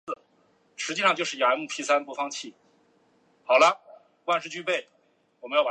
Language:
Chinese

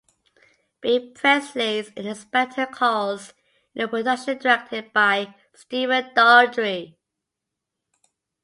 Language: English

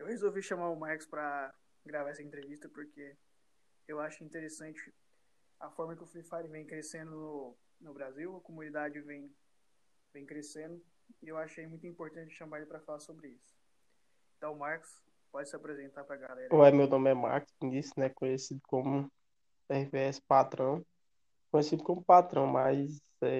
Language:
Portuguese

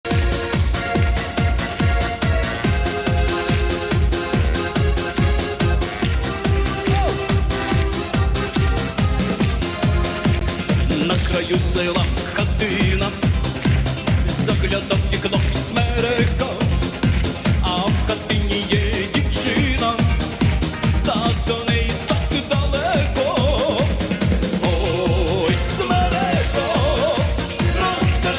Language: Ukrainian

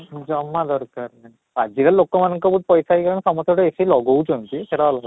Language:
Odia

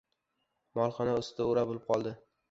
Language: Uzbek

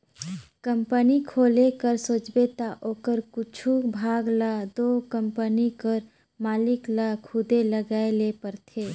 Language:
Chhattisgarhi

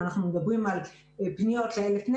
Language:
Hebrew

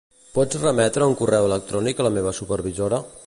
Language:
Catalan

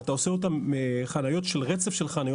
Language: Hebrew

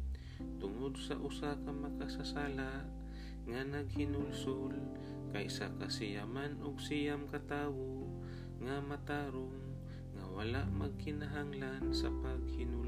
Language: Filipino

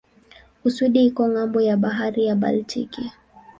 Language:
Swahili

